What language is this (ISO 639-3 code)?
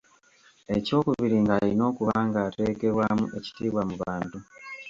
lug